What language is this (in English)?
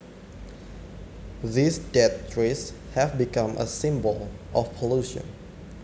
Javanese